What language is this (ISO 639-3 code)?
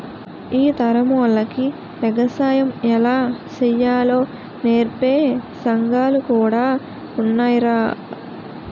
tel